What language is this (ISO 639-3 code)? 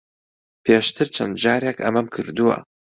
ckb